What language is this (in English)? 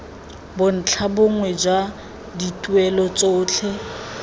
Tswana